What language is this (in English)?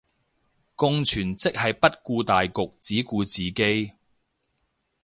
Cantonese